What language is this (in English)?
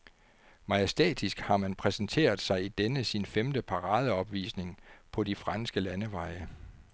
Danish